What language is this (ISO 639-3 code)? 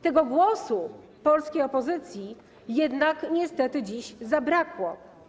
pol